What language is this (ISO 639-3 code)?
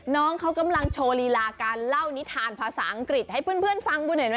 tha